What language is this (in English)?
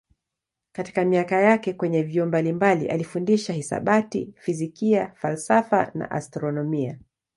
Swahili